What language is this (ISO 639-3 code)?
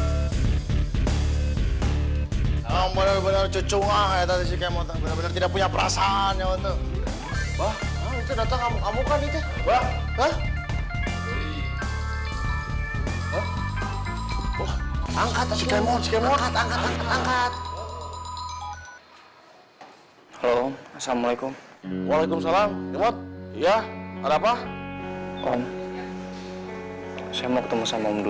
ind